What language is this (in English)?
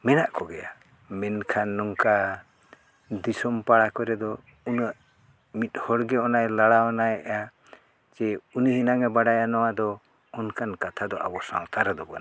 Santali